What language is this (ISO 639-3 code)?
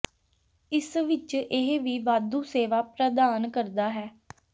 pan